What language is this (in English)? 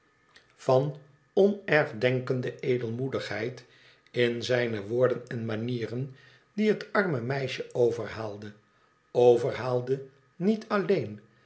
Dutch